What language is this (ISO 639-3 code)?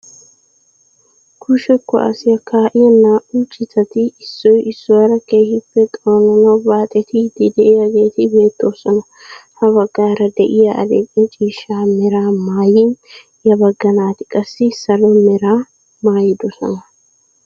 wal